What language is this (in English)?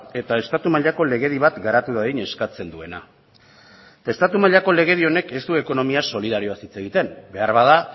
Basque